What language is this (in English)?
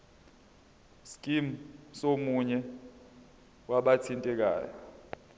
Zulu